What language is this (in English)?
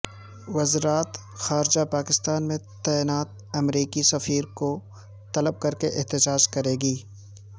Urdu